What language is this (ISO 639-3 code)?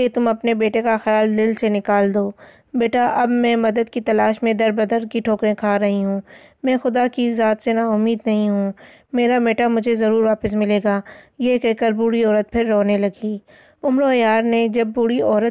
urd